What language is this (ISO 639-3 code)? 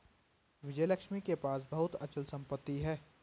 hin